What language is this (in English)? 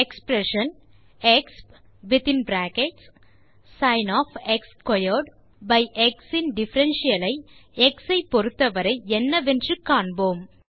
Tamil